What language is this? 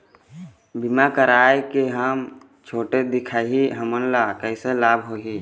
Chhattisgarhi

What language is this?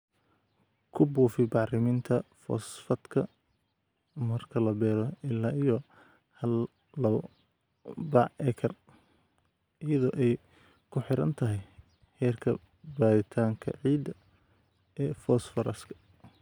Somali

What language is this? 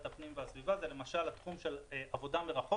Hebrew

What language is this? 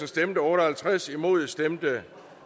Danish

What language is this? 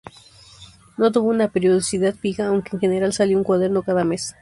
Spanish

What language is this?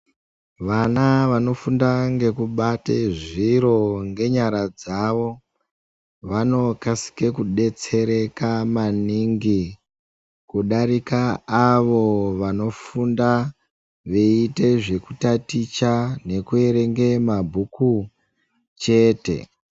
Ndau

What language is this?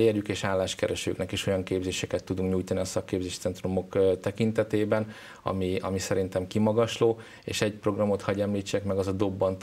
Hungarian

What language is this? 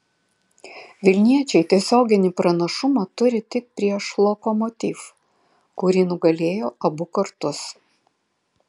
Lithuanian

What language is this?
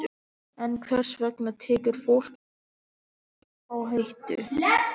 Icelandic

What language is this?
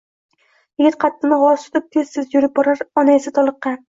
Uzbek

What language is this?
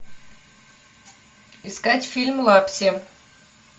Russian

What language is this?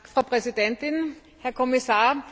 German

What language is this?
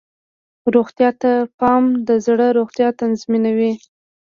Pashto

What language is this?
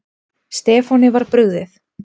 Icelandic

